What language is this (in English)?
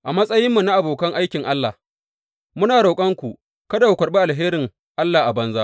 Hausa